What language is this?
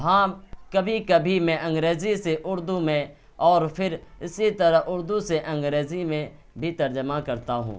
Urdu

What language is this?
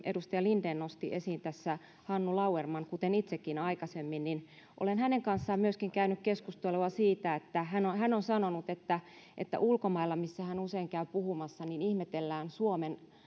Finnish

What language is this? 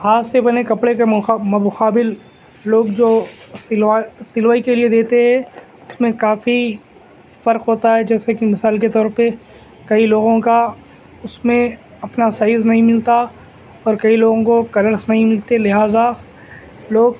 Urdu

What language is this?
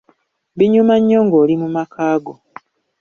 Ganda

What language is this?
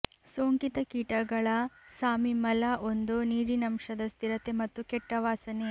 Kannada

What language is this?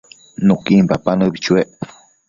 Matsés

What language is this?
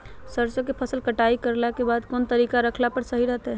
Magahi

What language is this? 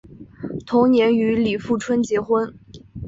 Chinese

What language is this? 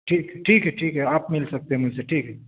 Urdu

